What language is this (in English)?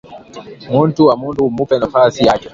Swahili